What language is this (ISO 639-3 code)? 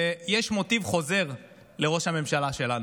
heb